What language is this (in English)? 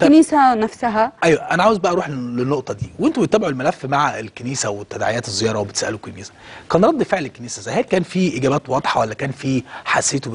Arabic